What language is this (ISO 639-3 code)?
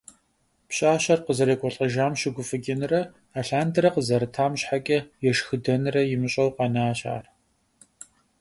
kbd